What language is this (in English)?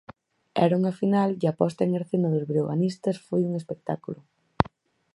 Galician